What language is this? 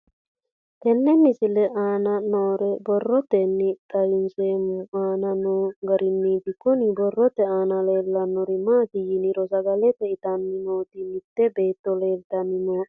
Sidamo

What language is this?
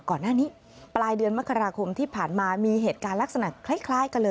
Thai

